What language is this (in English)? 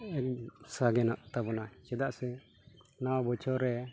Santali